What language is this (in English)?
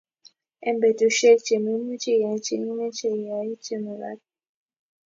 Kalenjin